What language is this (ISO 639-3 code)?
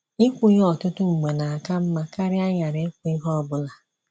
ibo